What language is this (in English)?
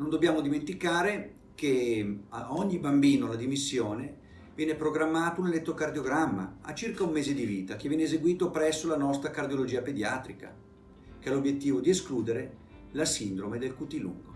Italian